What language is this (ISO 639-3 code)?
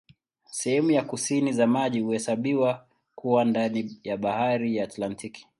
swa